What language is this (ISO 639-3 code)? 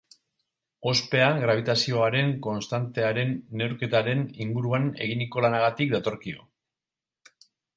eus